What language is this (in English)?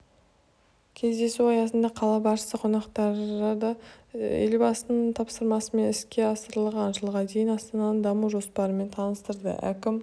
Kazakh